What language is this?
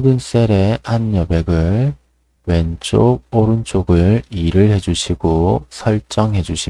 Korean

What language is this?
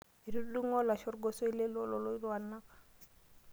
Masai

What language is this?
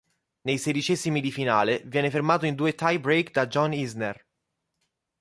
Italian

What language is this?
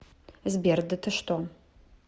Russian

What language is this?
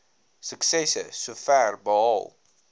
Afrikaans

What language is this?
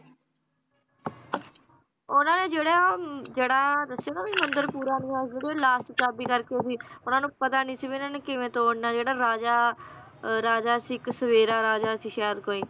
Punjabi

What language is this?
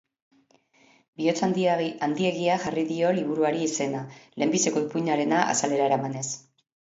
Basque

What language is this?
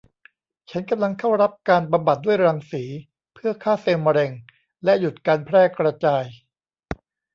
Thai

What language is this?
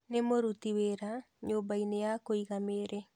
Kikuyu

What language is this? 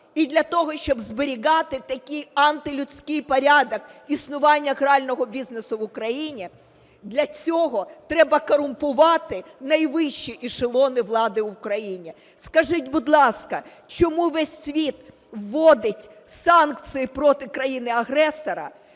Ukrainian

